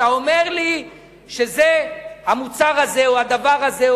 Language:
Hebrew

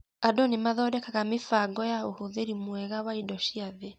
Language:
Kikuyu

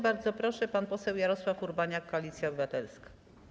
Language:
Polish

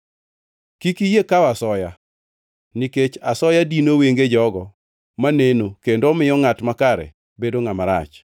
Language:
Luo (Kenya and Tanzania)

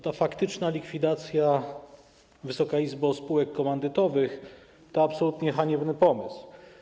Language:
Polish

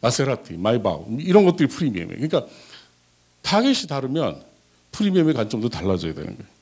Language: Korean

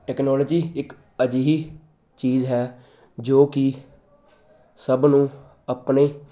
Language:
Punjabi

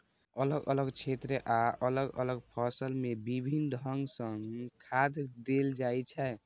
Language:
Maithili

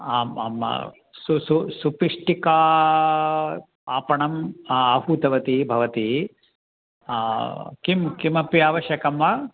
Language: Sanskrit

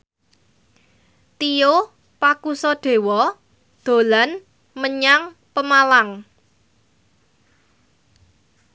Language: Javanese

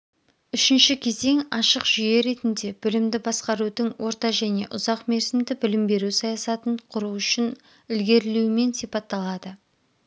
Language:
Kazakh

